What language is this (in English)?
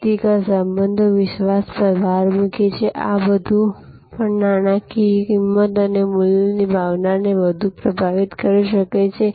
Gujarati